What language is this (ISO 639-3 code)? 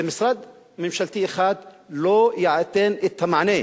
heb